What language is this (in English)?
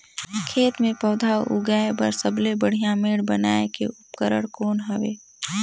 Chhattisgarhi